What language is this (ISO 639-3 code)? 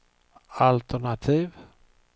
swe